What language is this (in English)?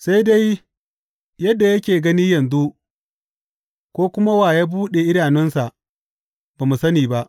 Hausa